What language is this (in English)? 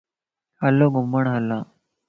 Lasi